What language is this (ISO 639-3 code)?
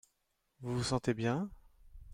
fra